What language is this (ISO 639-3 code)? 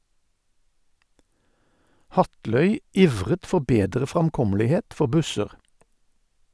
nor